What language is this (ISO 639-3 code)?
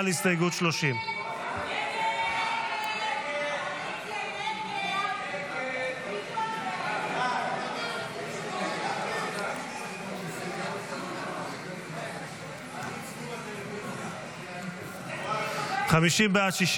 heb